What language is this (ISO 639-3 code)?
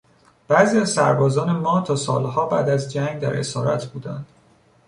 fas